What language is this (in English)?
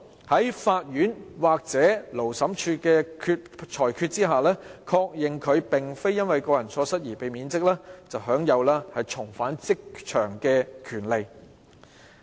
Cantonese